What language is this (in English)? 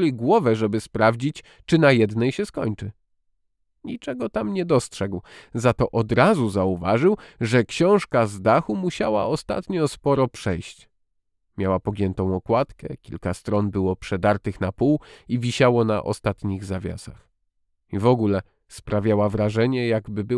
Polish